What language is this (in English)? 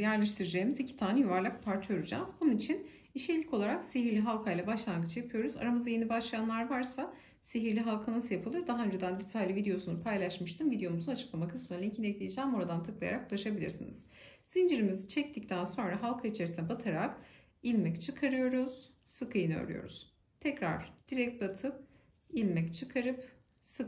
Turkish